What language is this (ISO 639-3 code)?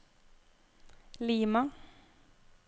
nor